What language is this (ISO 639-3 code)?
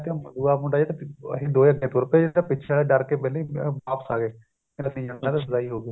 pan